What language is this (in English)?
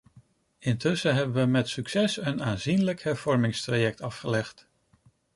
Dutch